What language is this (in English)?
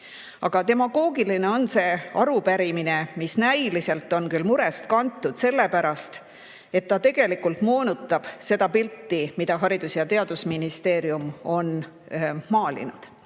Estonian